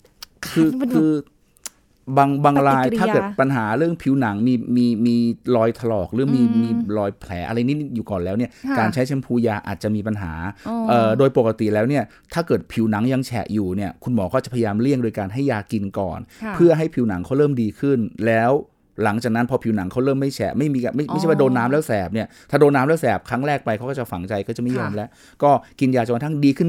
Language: Thai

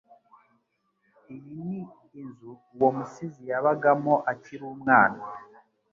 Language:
Kinyarwanda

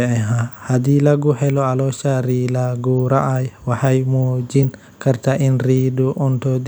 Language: Somali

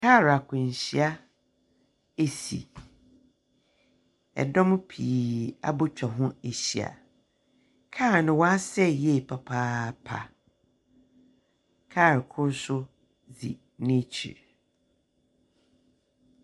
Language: Akan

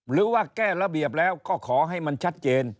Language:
Thai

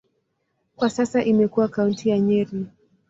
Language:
Swahili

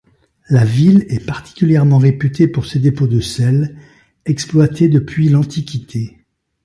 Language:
French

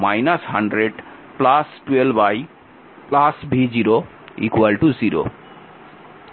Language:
Bangla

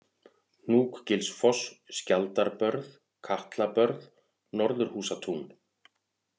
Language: Icelandic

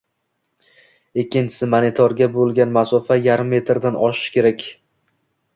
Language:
Uzbek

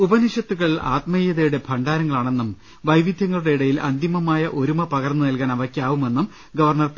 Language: Malayalam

